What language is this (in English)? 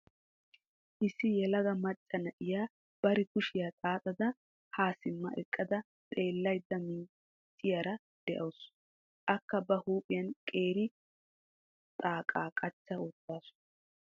Wolaytta